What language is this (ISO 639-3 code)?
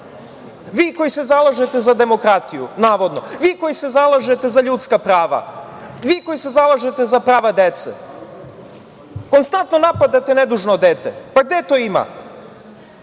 srp